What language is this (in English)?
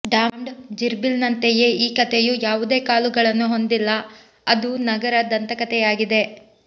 Kannada